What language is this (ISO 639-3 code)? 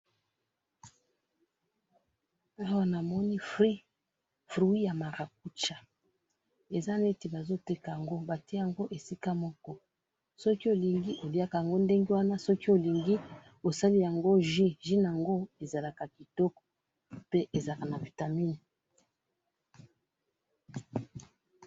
lin